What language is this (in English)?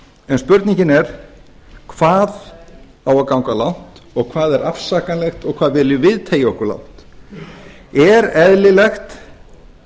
Icelandic